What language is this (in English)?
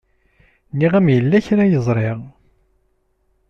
Kabyle